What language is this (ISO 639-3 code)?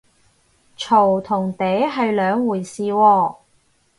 yue